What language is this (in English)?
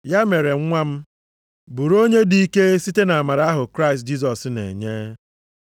Igbo